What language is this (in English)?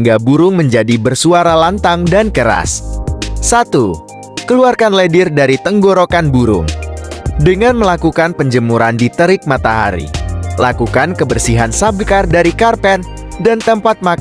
Indonesian